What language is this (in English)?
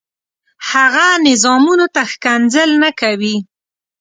Pashto